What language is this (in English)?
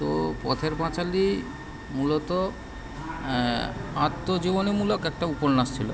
Bangla